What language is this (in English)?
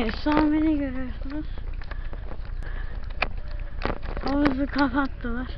Turkish